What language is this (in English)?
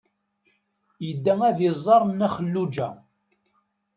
Kabyle